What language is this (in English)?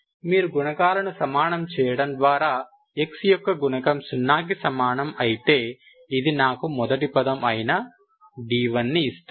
Telugu